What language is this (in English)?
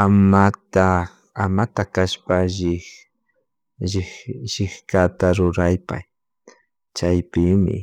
Chimborazo Highland Quichua